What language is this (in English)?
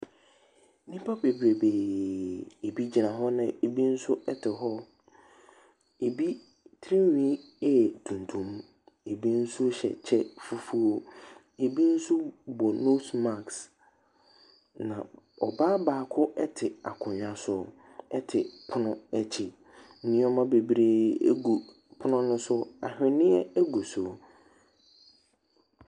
Akan